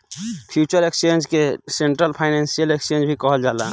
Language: Bhojpuri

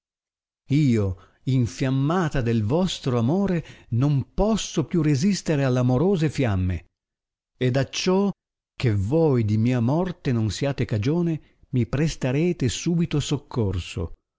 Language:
Italian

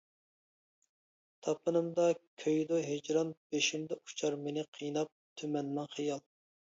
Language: Uyghur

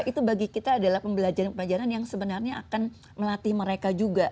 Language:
Indonesian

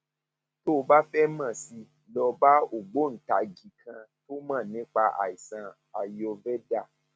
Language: Yoruba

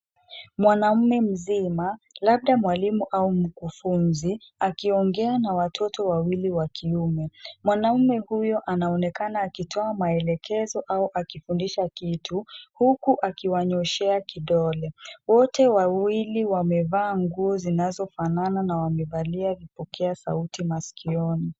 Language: Swahili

